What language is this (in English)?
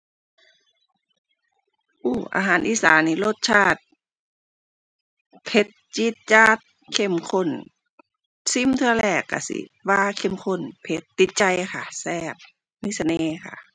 Thai